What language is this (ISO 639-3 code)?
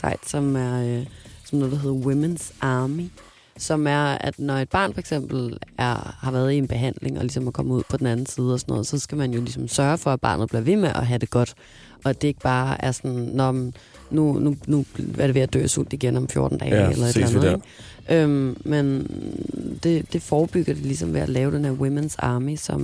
dan